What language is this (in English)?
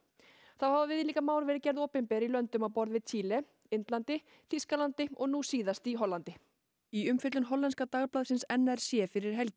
Icelandic